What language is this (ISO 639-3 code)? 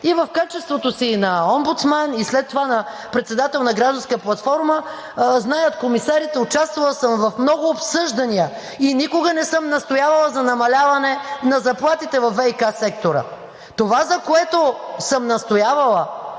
bul